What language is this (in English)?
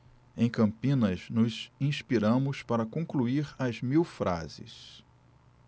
Portuguese